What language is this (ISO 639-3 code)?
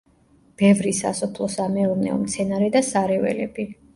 kat